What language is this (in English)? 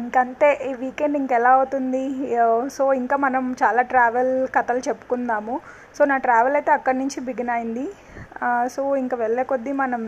Telugu